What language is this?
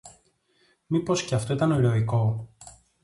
Greek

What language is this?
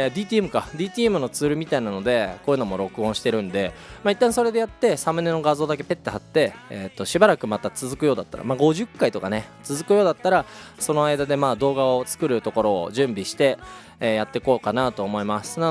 Japanese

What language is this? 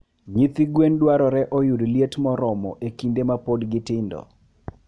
Luo (Kenya and Tanzania)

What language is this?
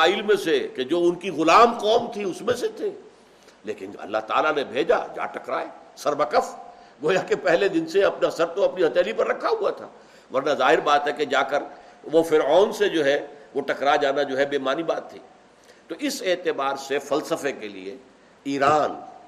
Urdu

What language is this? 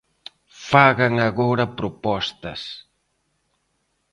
Galician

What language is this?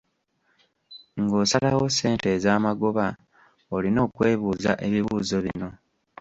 Ganda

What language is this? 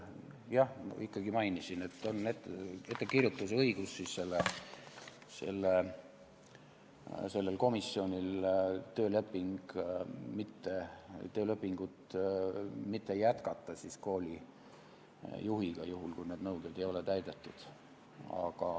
Estonian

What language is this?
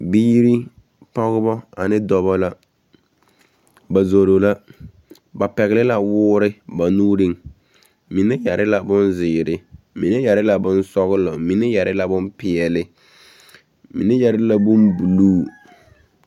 Southern Dagaare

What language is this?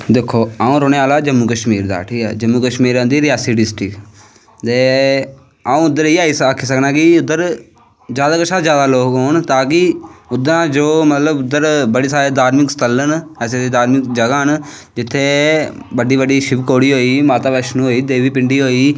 Dogri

